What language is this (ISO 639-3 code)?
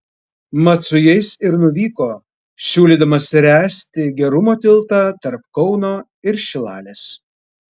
lit